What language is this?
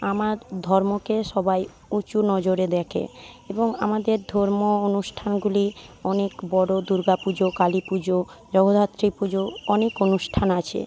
Bangla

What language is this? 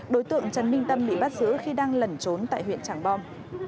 Vietnamese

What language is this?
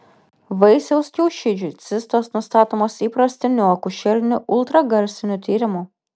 Lithuanian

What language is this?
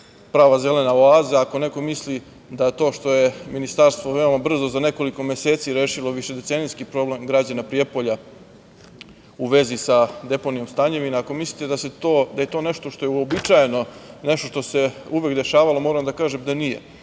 Serbian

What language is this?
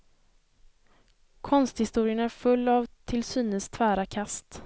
Swedish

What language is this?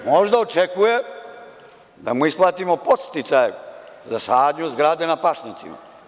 Serbian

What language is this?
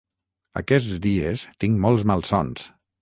Catalan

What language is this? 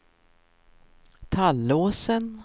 Swedish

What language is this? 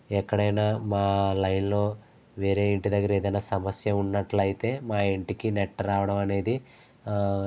Telugu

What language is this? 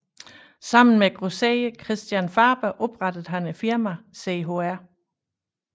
Danish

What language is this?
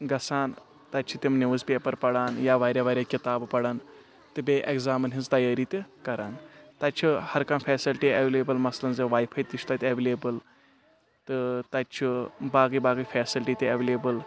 Kashmiri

